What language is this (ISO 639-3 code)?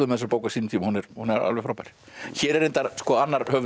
isl